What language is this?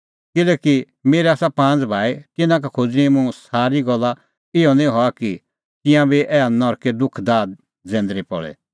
Kullu Pahari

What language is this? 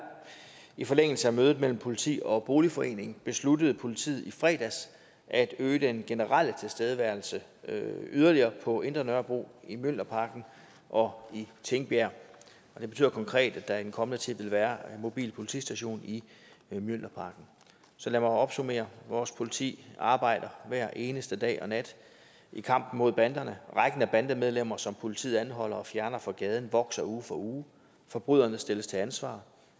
Danish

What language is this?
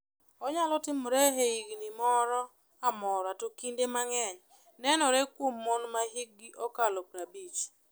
Luo (Kenya and Tanzania)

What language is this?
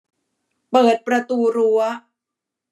Thai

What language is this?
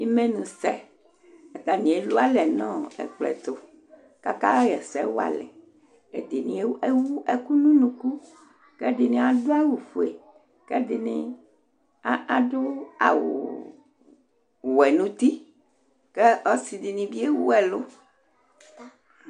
Ikposo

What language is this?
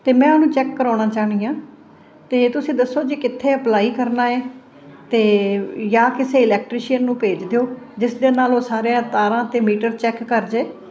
Punjabi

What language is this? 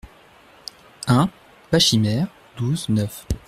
French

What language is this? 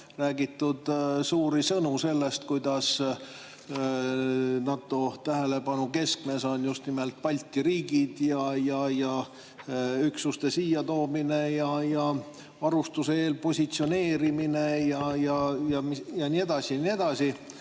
Estonian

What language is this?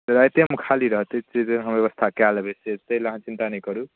Maithili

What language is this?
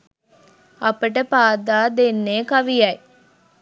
Sinhala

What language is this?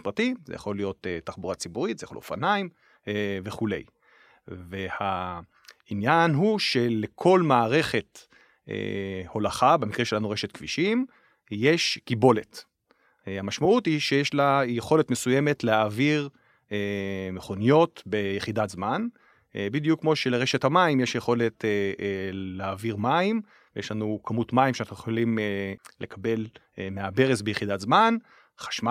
Hebrew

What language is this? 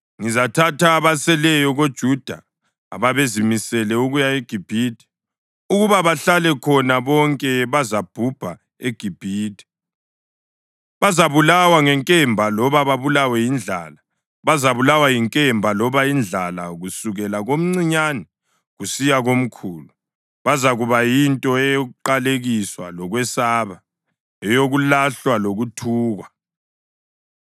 North Ndebele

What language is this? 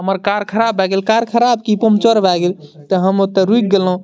Maithili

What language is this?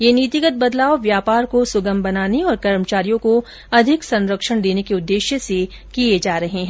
Hindi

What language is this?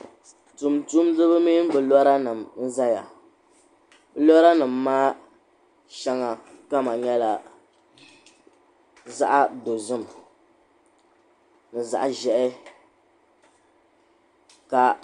Dagbani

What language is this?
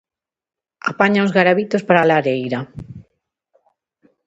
Galician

